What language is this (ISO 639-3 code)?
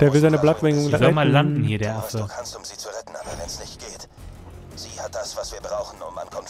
deu